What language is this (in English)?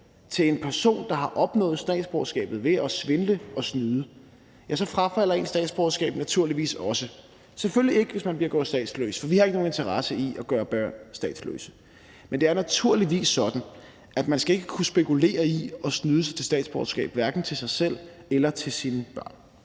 Danish